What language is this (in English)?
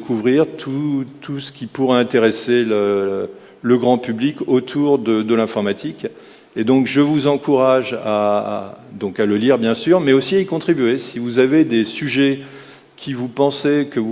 French